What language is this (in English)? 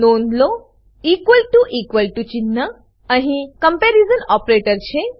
Gujarati